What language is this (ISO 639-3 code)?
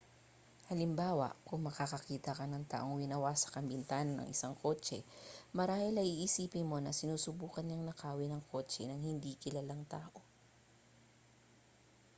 fil